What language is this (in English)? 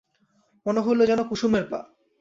Bangla